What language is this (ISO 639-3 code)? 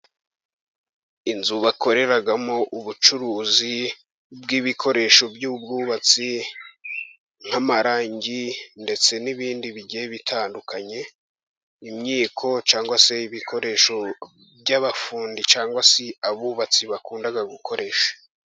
kin